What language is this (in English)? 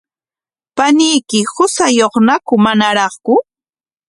Corongo Ancash Quechua